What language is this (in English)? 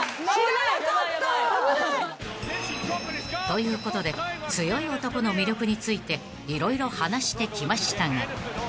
Japanese